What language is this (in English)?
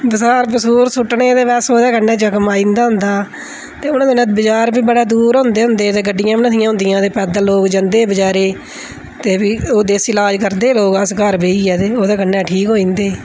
Dogri